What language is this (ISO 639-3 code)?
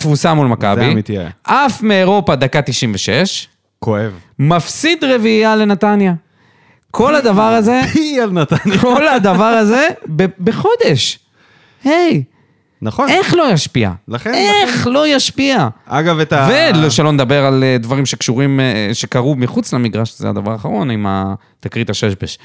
heb